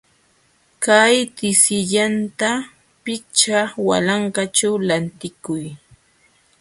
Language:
Jauja Wanca Quechua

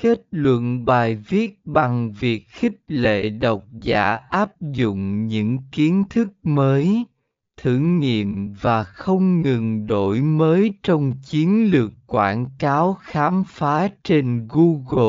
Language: Vietnamese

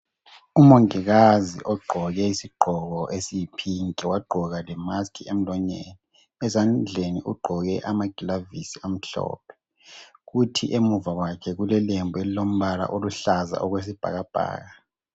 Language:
North Ndebele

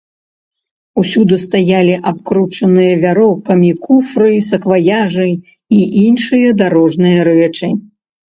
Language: Belarusian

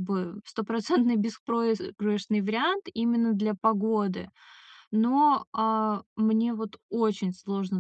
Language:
Russian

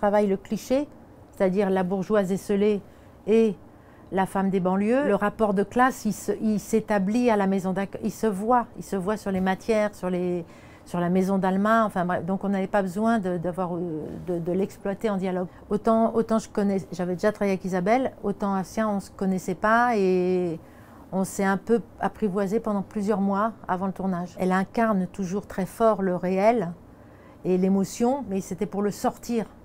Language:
French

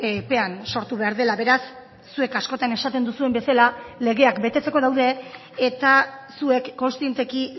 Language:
Basque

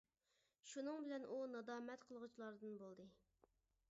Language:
Uyghur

